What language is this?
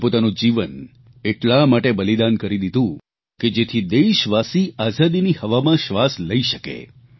Gujarati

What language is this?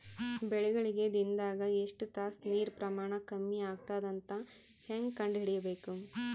Kannada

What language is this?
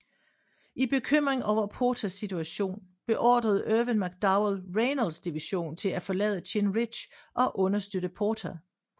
Danish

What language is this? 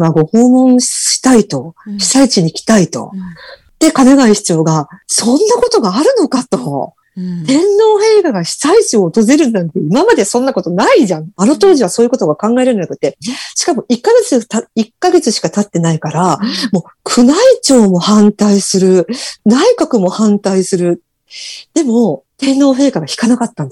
Japanese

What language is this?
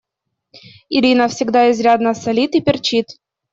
Russian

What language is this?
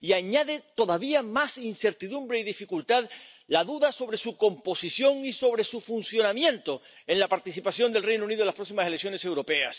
Spanish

